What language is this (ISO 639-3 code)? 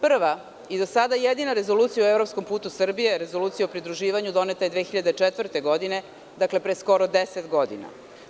srp